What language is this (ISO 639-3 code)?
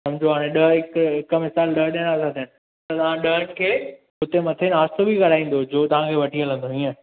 snd